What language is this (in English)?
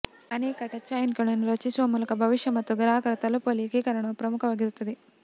Kannada